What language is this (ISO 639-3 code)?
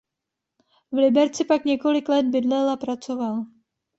ces